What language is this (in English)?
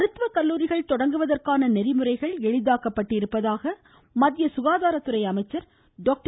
Tamil